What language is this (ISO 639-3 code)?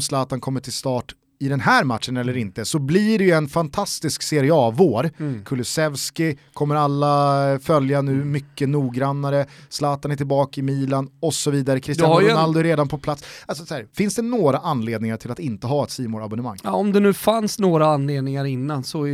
swe